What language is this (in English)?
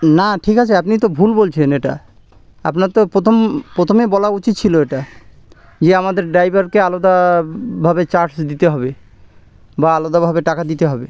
Bangla